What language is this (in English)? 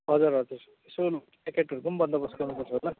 Nepali